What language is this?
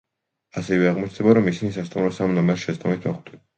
Georgian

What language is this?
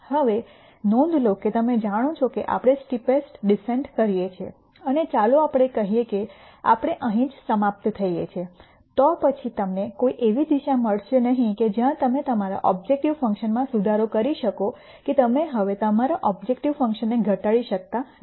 Gujarati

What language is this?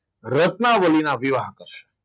Gujarati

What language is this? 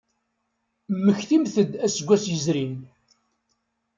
Kabyle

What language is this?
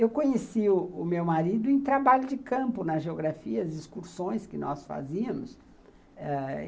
Portuguese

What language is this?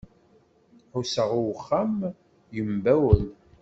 Kabyle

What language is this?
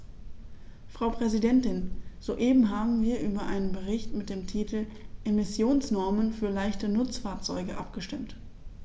German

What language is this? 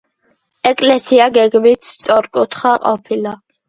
Georgian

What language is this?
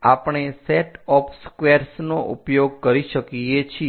Gujarati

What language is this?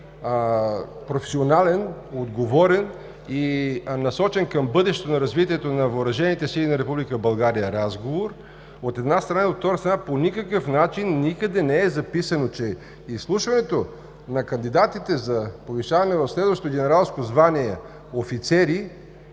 Bulgarian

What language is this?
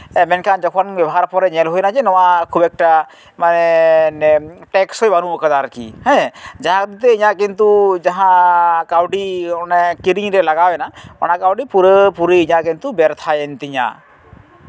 Santali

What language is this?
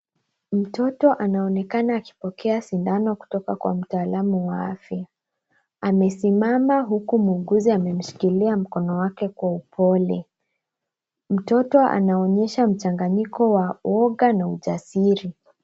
Swahili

